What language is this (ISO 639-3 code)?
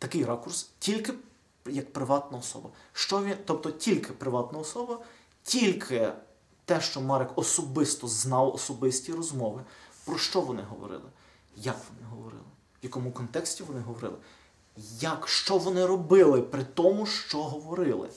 ukr